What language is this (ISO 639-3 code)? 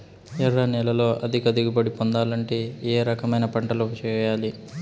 tel